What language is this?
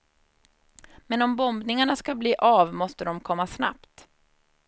Swedish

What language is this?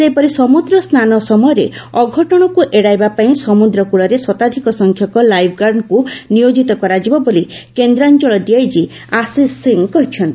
Odia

